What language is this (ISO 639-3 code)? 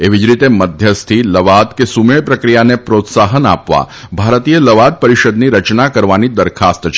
guj